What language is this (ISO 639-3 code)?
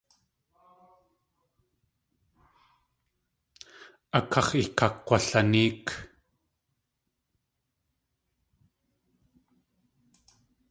tli